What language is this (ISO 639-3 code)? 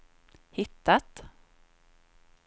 swe